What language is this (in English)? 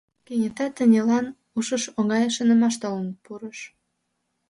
Mari